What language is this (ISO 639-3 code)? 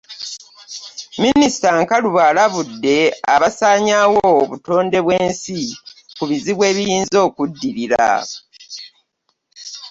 lug